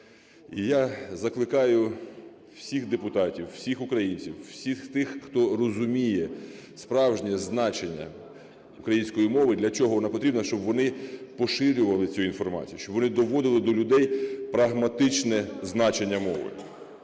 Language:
Ukrainian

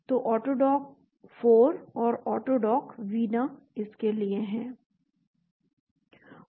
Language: Hindi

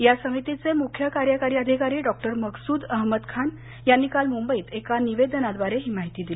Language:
Marathi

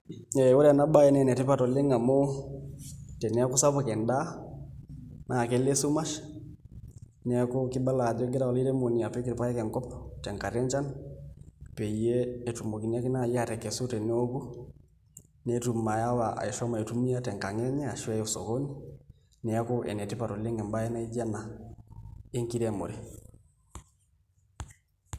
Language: Masai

